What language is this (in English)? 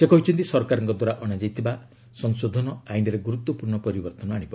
Odia